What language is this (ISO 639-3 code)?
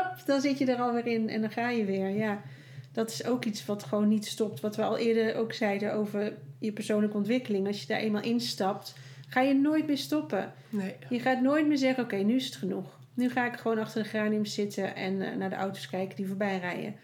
nld